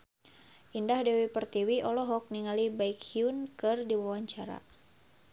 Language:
Sundanese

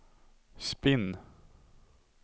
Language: Swedish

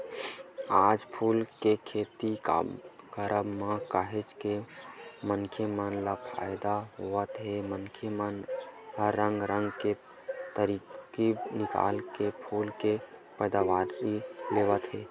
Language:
Chhattisgarhi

